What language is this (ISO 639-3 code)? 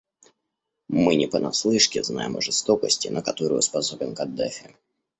rus